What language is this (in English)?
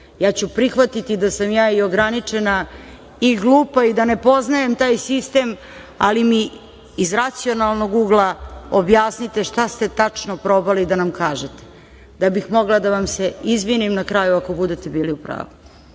Serbian